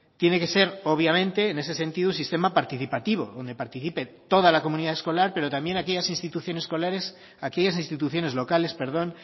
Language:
Spanish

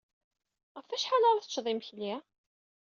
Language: Kabyle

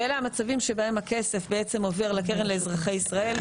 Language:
Hebrew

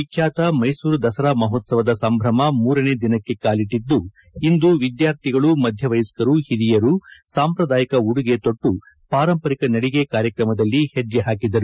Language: Kannada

